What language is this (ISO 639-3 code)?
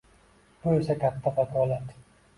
uzb